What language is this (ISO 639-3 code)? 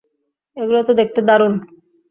ben